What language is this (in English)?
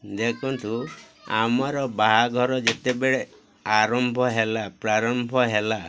Odia